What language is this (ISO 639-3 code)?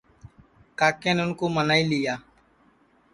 ssi